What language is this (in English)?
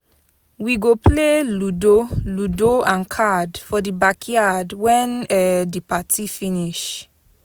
Nigerian Pidgin